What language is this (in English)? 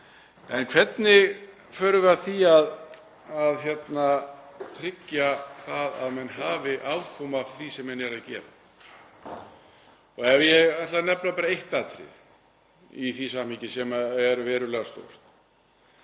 Icelandic